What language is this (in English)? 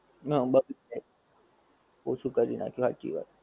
Gujarati